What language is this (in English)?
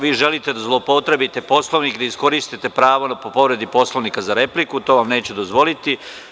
Serbian